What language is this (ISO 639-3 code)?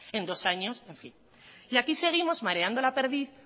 spa